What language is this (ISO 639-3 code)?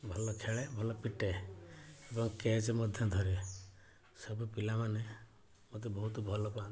ori